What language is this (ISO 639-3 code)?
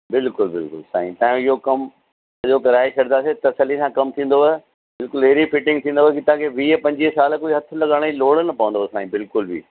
snd